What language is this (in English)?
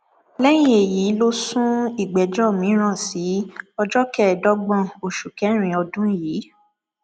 Yoruba